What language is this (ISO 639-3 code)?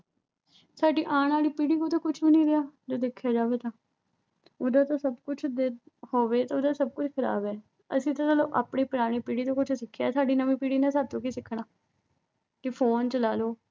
pan